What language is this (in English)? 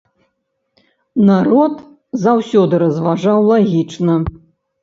Belarusian